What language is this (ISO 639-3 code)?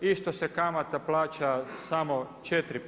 hrv